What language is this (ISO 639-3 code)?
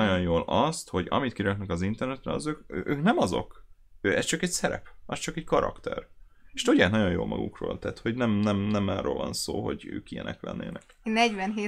hun